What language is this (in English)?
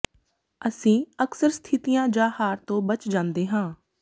Punjabi